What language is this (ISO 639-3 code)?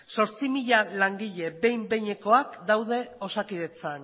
eus